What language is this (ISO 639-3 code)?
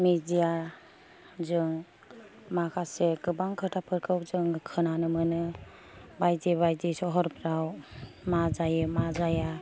brx